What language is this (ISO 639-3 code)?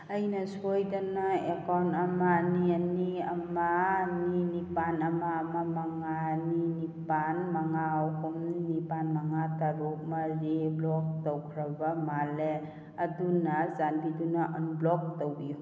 mni